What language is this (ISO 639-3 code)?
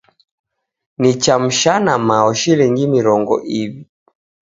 dav